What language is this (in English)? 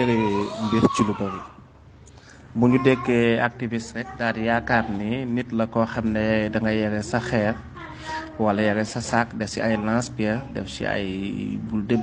French